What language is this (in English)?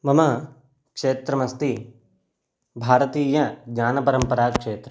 Sanskrit